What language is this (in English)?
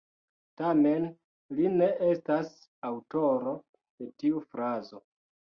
Esperanto